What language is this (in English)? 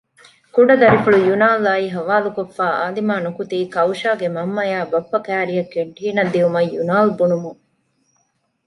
Divehi